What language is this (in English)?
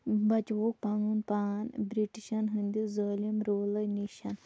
Kashmiri